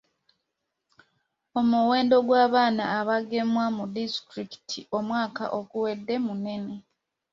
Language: Ganda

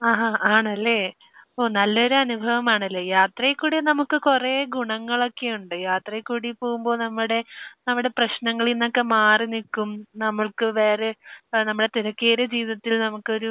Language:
Malayalam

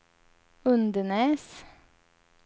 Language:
Swedish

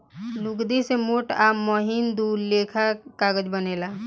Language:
Bhojpuri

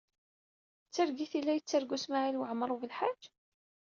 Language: Kabyle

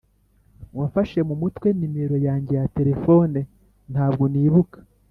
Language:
Kinyarwanda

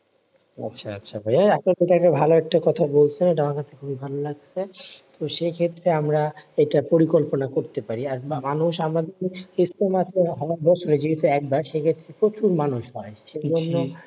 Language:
Bangla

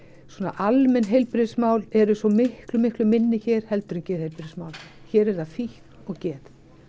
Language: Icelandic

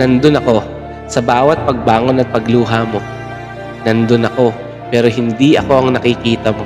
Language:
Filipino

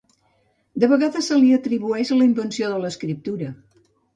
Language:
Catalan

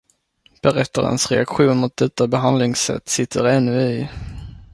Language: Swedish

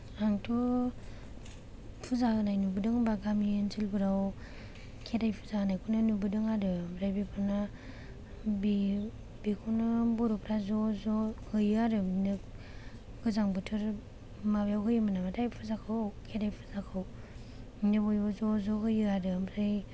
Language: Bodo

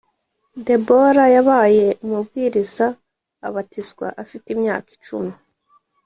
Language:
Kinyarwanda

